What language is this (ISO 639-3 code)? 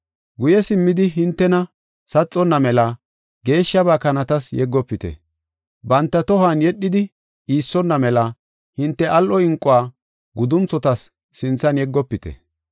gof